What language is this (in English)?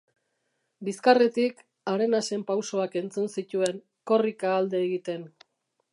Basque